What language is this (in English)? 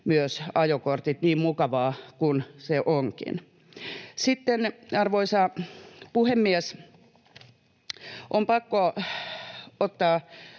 Finnish